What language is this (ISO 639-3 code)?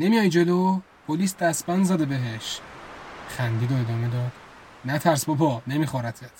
fas